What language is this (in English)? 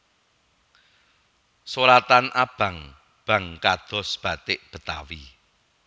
Javanese